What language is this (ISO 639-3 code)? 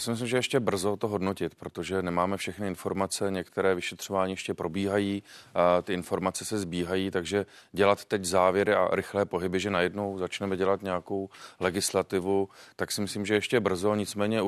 ces